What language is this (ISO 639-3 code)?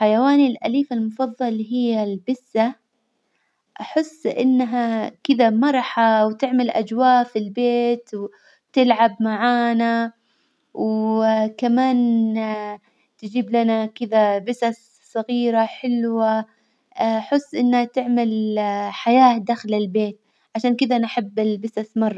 acw